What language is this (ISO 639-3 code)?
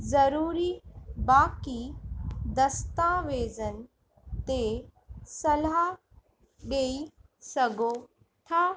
snd